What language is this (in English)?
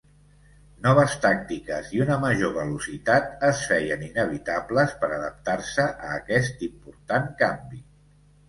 Catalan